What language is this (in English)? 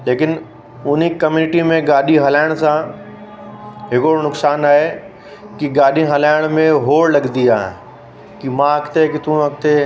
Sindhi